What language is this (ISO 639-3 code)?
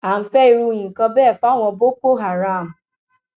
yor